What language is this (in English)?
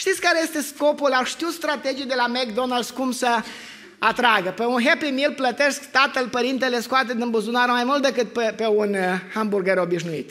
Romanian